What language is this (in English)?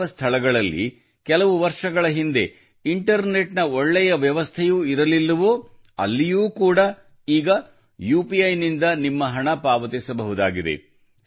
Kannada